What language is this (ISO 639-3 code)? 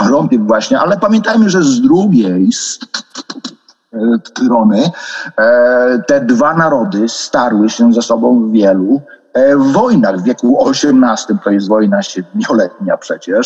pol